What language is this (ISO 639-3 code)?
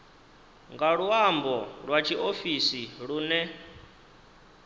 ven